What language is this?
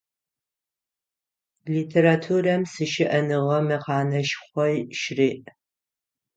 Adyghe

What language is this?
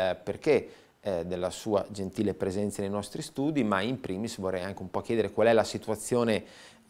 Italian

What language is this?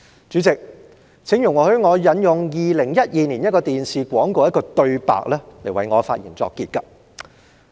Cantonese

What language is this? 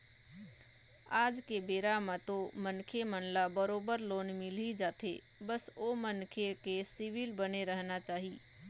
Chhattisgarhi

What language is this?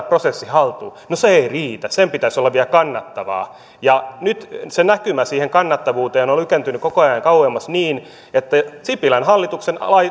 Finnish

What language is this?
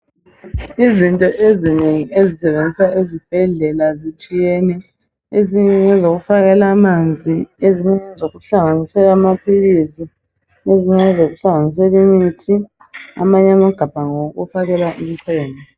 North Ndebele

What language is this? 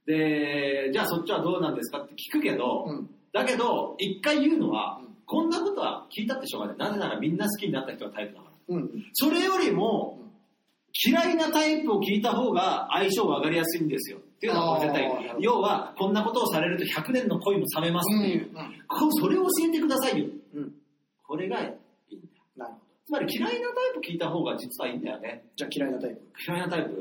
Japanese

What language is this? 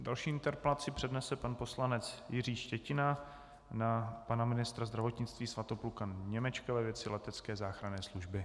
Czech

